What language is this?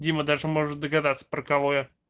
Russian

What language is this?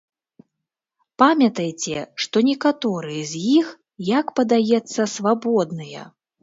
Belarusian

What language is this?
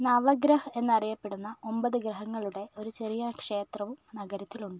Malayalam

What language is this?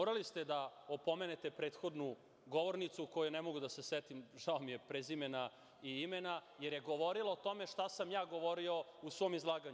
Serbian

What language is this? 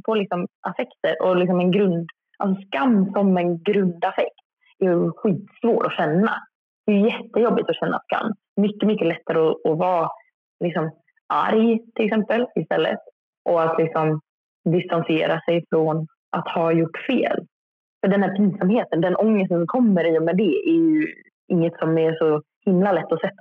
Swedish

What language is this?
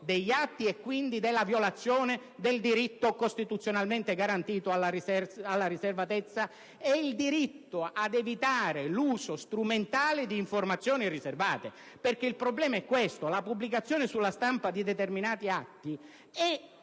Italian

